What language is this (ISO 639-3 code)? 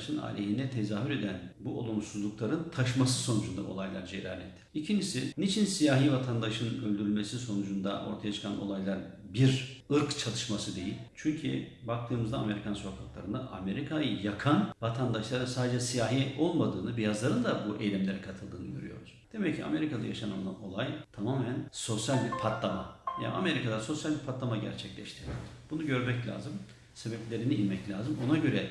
tur